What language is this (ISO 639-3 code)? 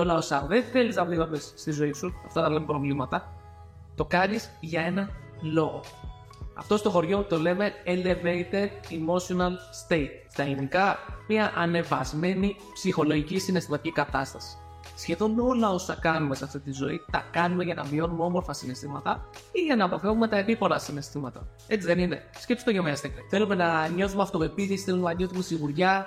ell